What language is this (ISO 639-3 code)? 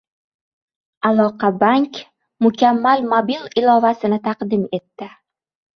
uzb